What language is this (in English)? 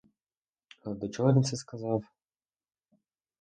Ukrainian